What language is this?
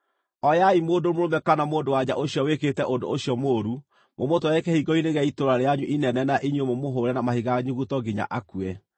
Kikuyu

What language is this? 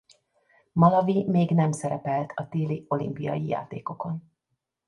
Hungarian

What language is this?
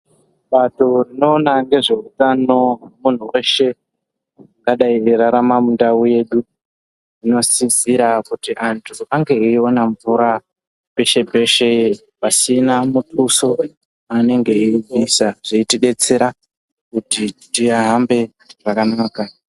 Ndau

